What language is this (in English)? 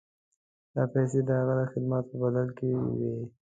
Pashto